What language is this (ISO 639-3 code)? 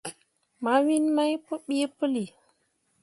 mua